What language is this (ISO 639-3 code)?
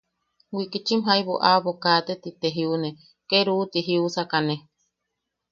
yaq